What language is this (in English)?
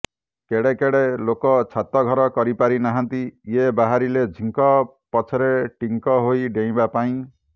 Odia